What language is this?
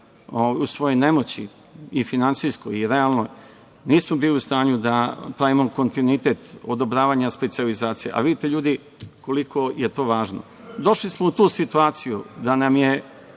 Serbian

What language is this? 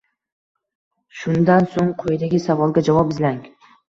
Uzbek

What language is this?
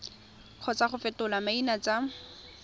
Tswana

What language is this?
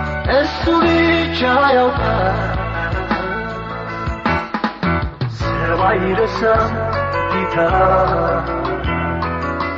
Amharic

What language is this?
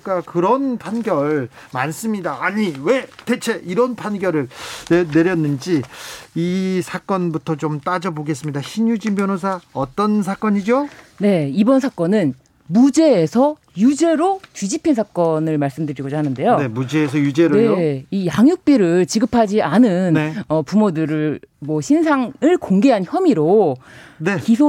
Korean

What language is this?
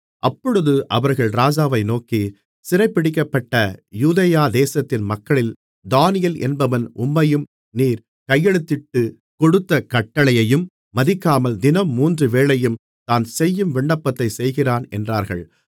Tamil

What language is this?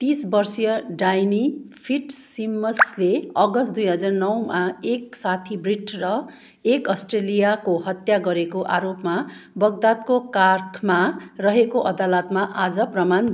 Nepali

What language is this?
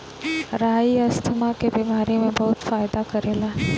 Bhojpuri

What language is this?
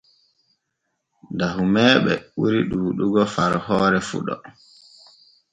Borgu Fulfulde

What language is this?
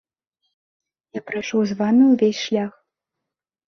Belarusian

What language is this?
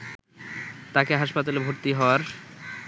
Bangla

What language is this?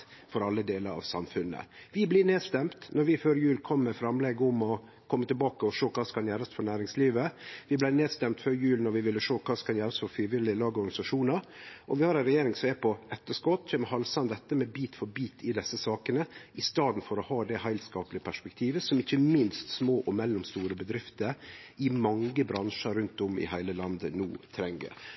Norwegian Nynorsk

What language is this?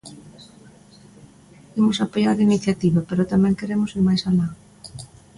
Galician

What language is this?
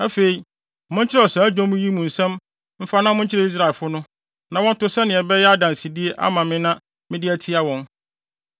Akan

